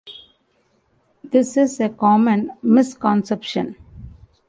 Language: English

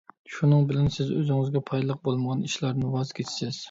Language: Uyghur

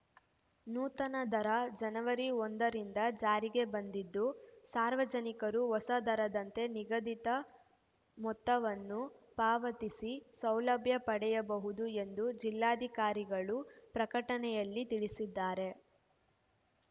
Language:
Kannada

